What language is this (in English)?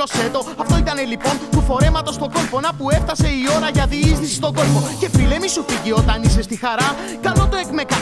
Greek